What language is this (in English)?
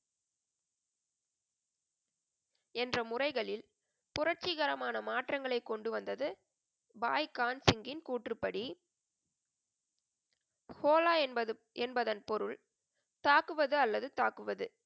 Tamil